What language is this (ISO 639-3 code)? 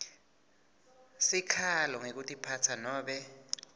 ssw